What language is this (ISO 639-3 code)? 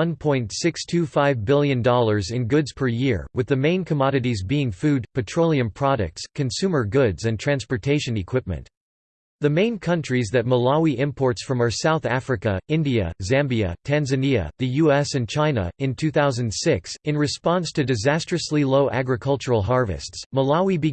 eng